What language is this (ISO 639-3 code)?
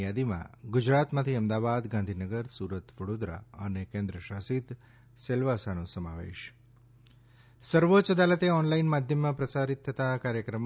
guj